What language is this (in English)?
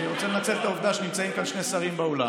Hebrew